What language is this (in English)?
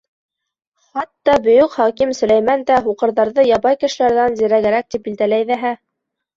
Bashkir